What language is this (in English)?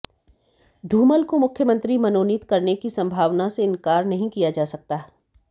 Hindi